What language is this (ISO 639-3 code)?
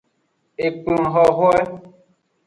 ajg